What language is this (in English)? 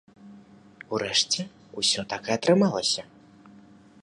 Belarusian